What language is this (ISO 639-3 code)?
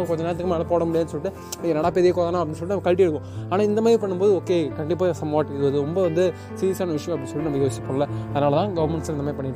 tam